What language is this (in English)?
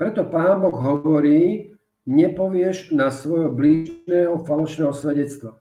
Slovak